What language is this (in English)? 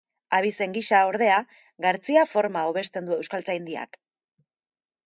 Basque